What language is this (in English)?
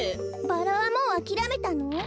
Japanese